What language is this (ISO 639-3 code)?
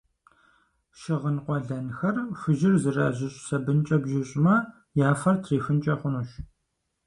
kbd